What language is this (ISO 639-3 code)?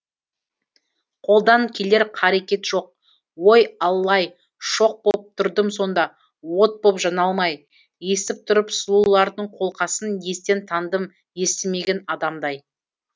kaz